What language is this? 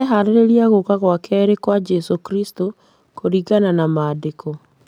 Kikuyu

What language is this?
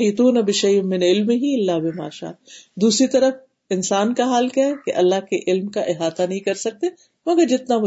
Urdu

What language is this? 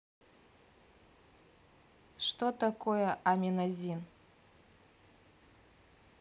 Russian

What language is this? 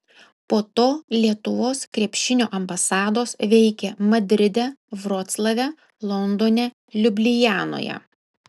Lithuanian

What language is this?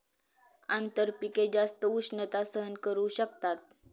Marathi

